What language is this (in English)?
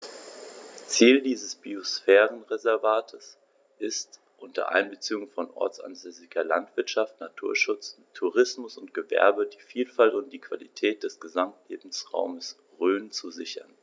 German